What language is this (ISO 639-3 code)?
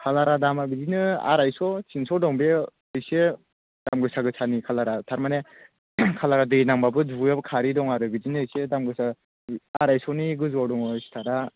brx